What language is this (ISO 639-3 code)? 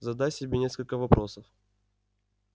rus